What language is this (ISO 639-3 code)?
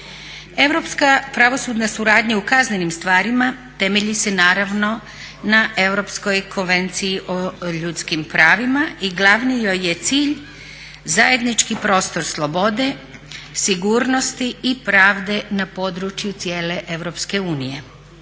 hrv